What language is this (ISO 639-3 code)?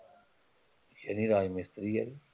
pan